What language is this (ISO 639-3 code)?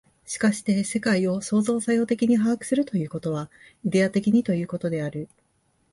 jpn